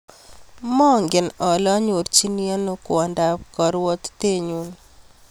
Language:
Kalenjin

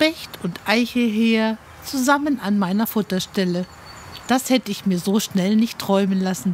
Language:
German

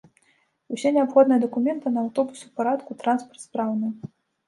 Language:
Belarusian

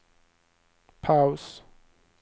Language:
Swedish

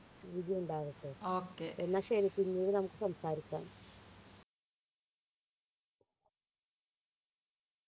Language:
Malayalam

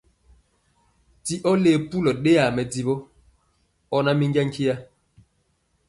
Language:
Mpiemo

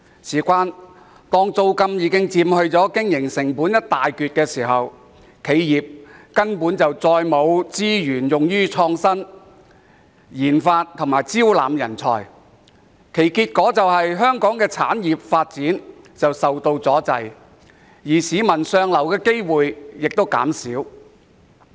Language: Cantonese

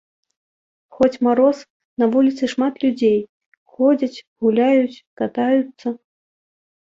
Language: Belarusian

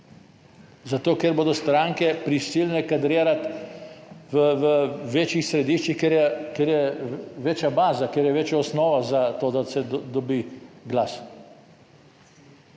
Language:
Slovenian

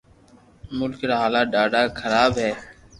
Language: Loarki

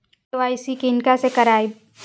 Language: Maithili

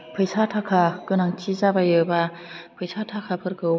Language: Bodo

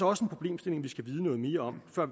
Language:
Danish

